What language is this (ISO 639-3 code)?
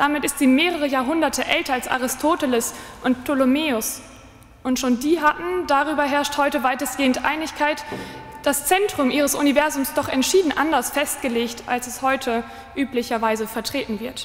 deu